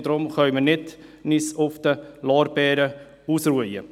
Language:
Swiss German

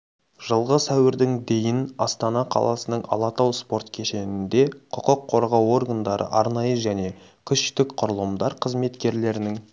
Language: Kazakh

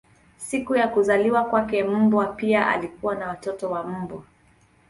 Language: Swahili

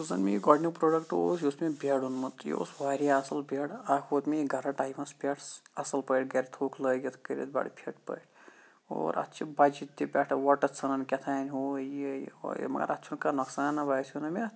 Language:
Kashmiri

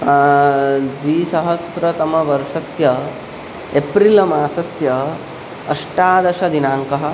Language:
Sanskrit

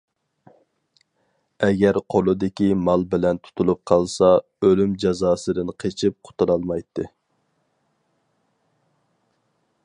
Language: Uyghur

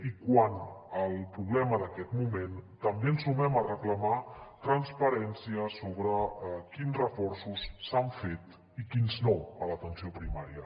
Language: Catalan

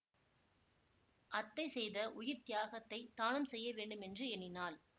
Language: Tamil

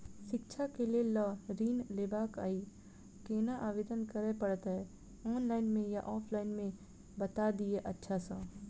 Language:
Maithili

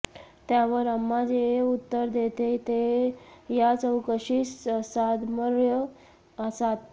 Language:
Marathi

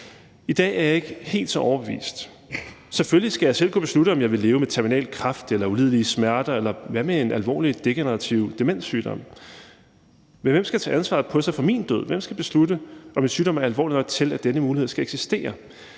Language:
Danish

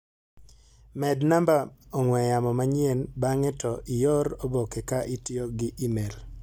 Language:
Luo (Kenya and Tanzania)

